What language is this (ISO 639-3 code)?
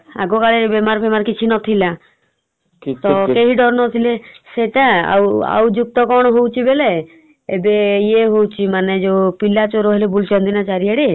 ori